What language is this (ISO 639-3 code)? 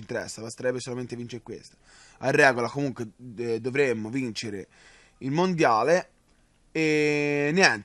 ita